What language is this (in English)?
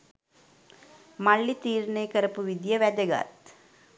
Sinhala